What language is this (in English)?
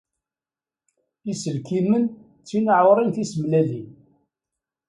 Kabyle